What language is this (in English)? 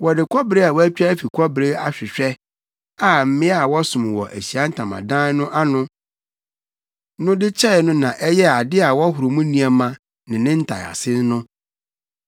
Akan